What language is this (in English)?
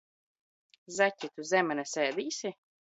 Latvian